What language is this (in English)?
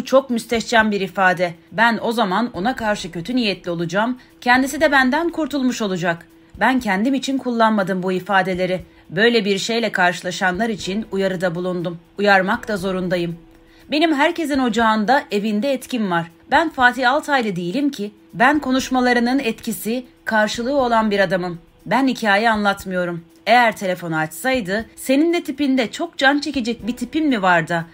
Turkish